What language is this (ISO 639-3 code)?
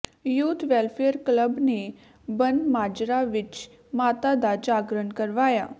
pan